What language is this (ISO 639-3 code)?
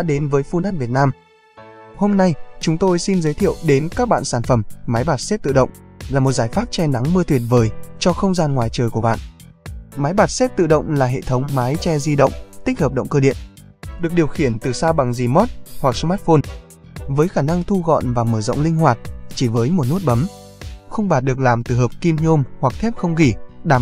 vie